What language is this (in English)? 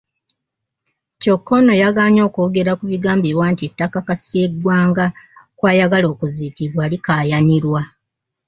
Ganda